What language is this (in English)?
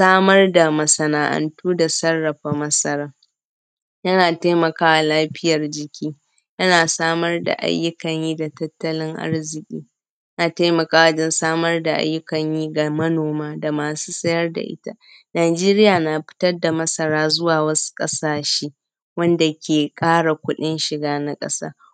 Hausa